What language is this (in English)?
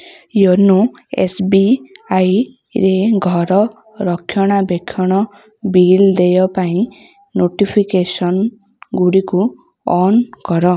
Odia